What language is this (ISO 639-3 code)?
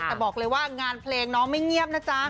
tha